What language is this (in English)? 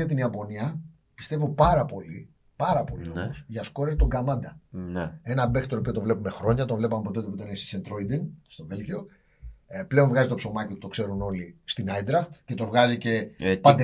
Greek